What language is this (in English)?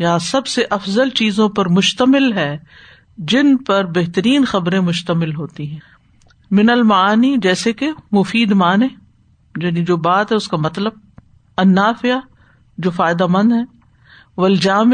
Urdu